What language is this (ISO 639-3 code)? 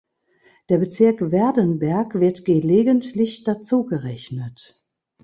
deu